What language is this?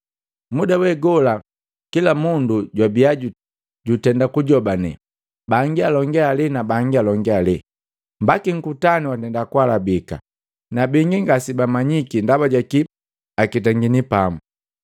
Matengo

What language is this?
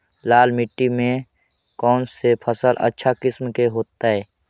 Magahi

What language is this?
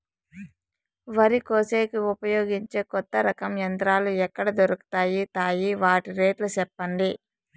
Telugu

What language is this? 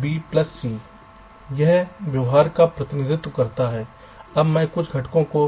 Hindi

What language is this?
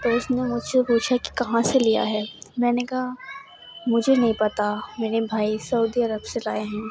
Urdu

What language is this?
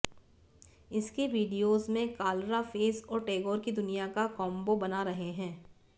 Hindi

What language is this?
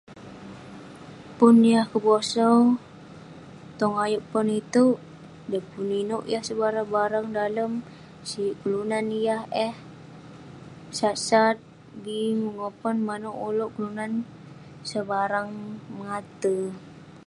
Western Penan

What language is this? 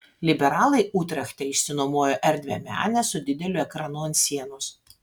Lithuanian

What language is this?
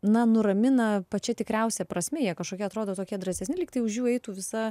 Lithuanian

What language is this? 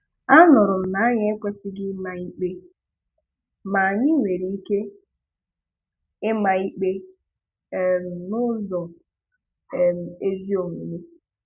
Igbo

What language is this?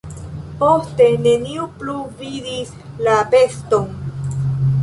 Esperanto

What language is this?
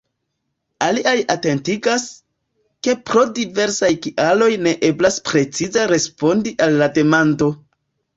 Esperanto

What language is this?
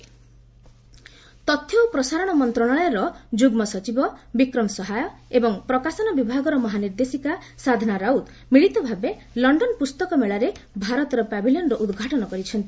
Odia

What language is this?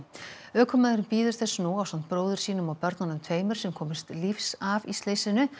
Icelandic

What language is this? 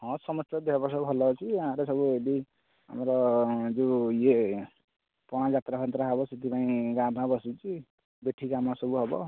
Odia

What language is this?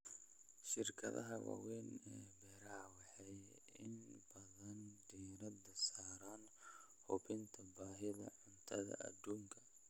Somali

